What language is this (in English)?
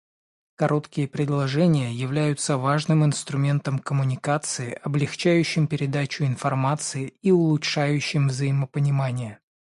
Russian